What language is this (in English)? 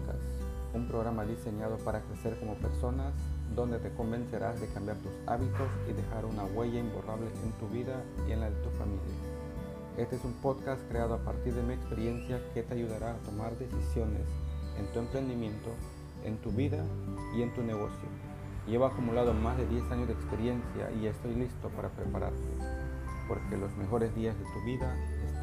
Spanish